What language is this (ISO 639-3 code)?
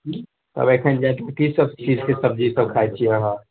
mai